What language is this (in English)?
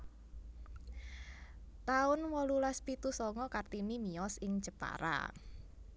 Javanese